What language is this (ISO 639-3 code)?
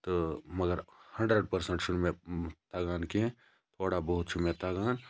kas